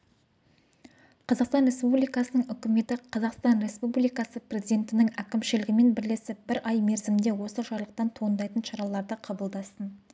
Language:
Kazakh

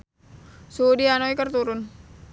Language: Sundanese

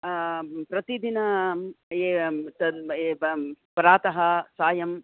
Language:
Sanskrit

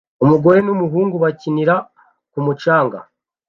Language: Kinyarwanda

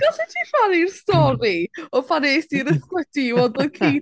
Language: Welsh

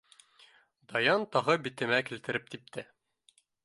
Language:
Bashkir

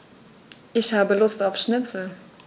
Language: German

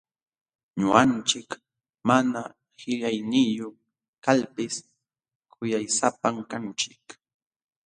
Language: Jauja Wanca Quechua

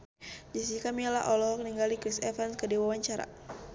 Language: Sundanese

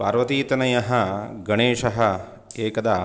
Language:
Sanskrit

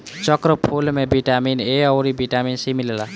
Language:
Bhojpuri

